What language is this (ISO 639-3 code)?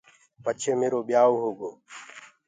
ggg